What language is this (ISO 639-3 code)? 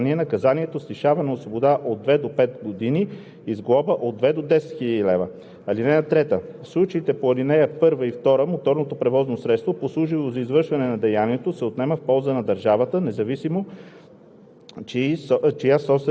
bul